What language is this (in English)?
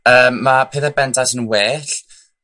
Welsh